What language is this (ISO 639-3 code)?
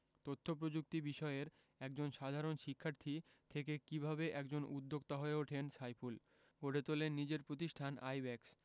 ben